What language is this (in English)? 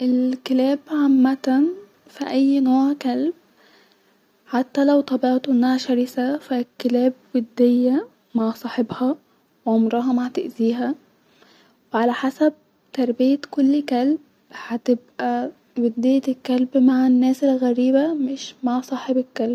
Egyptian Arabic